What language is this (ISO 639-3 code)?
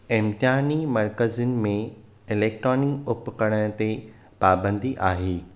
snd